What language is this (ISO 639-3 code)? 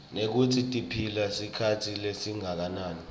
ssw